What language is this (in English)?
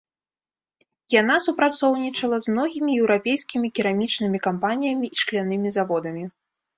Belarusian